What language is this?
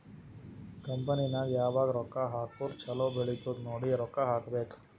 Kannada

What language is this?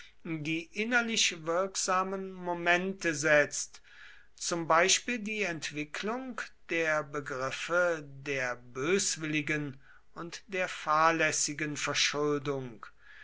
German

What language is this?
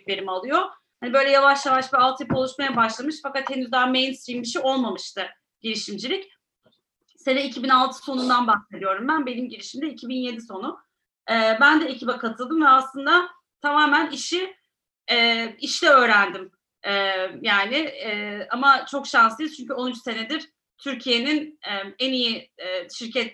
Turkish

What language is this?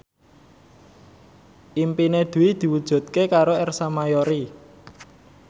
Javanese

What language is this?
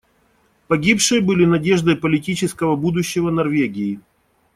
Russian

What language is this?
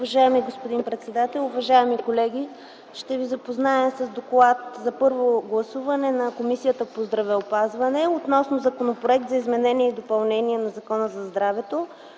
Bulgarian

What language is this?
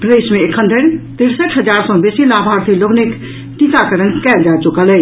Maithili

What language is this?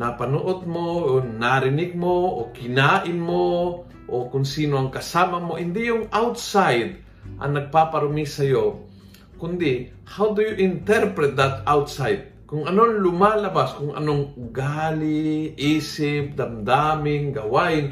Filipino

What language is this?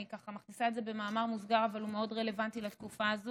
Hebrew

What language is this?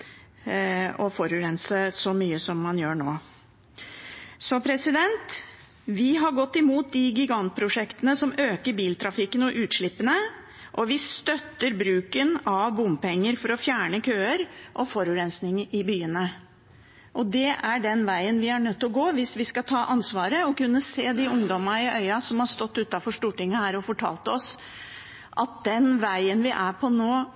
Norwegian Bokmål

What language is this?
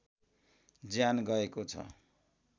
Nepali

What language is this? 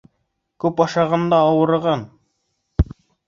Bashkir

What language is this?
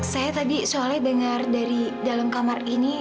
Indonesian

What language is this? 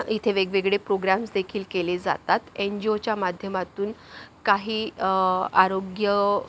Marathi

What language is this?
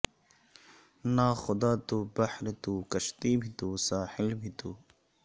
Urdu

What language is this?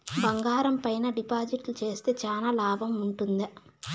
Telugu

